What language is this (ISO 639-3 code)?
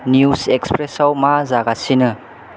brx